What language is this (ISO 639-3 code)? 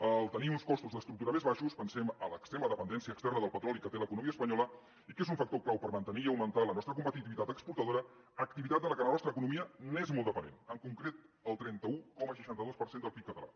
cat